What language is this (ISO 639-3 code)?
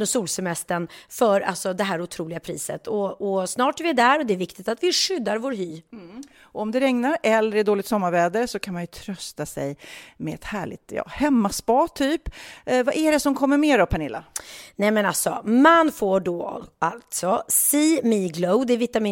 swe